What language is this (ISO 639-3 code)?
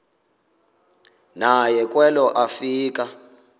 xho